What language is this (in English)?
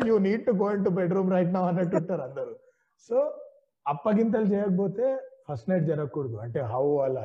Telugu